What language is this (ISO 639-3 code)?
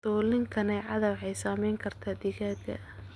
som